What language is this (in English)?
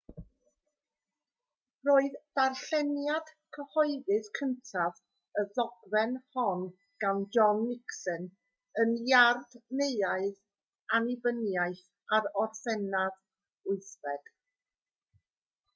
Welsh